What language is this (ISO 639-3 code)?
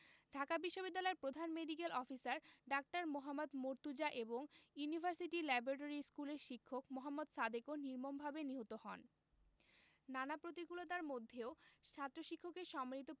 ben